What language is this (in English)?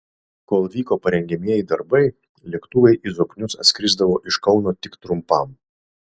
Lithuanian